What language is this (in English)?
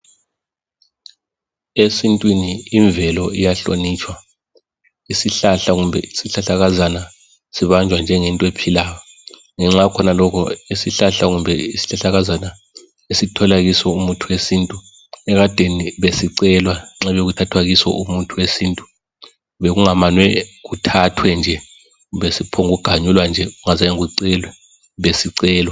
North Ndebele